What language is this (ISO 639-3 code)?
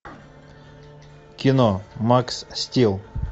rus